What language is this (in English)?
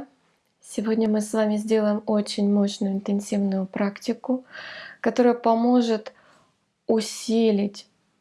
Russian